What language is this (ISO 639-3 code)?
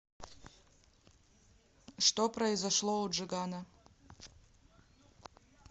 rus